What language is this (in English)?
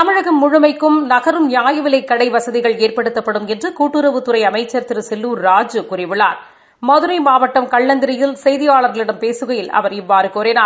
Tamil